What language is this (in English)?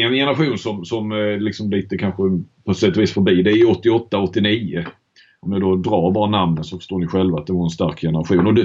Swedish